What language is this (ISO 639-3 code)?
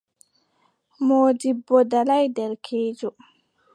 fub